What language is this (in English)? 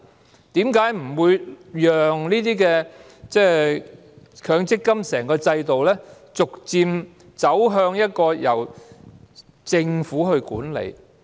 Cantonese